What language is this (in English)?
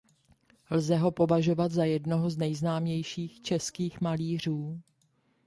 Czech